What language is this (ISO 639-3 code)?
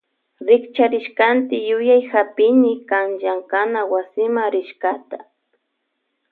qvj